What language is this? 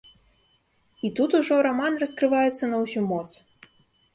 Belarusian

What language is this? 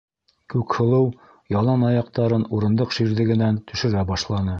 Bashkir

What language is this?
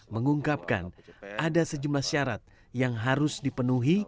Indonesian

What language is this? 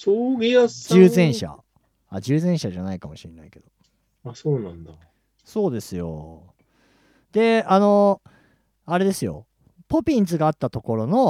Japanese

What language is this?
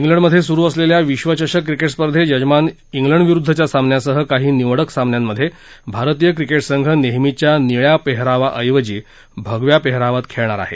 Marathi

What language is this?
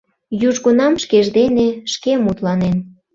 Mari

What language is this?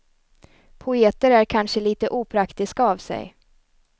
Swedish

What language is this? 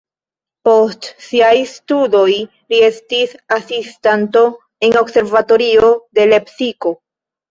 Esperanto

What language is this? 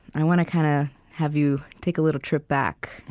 English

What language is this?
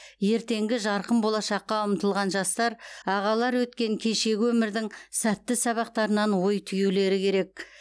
Kazakh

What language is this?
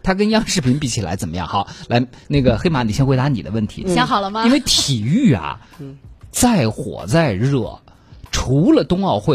Chinese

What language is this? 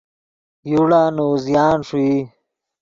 Yidgha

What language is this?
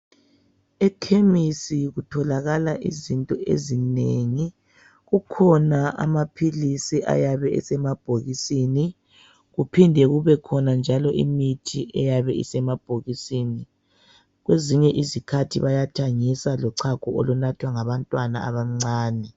North Ndebele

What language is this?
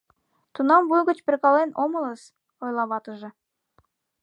Mari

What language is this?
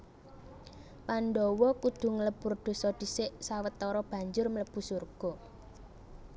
Javanese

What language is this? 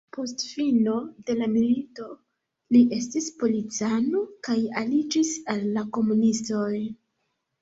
Esperanto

